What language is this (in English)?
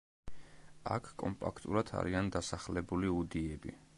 Georgian